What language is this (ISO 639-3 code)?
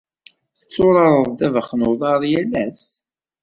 kab